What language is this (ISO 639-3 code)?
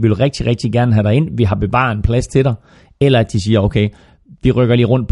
dan